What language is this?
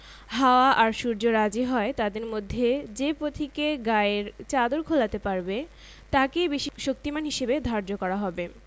Bangla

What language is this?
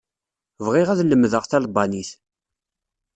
Kabyle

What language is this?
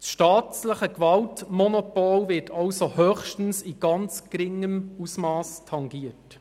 Swiss German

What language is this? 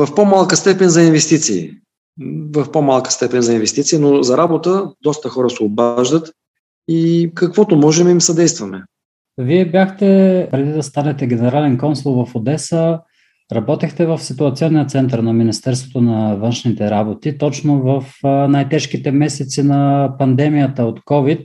Bulgarian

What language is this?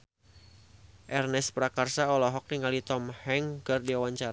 Sundanese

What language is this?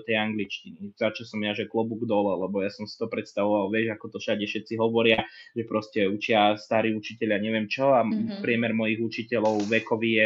Slovak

